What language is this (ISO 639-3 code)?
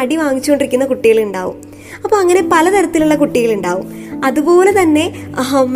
mal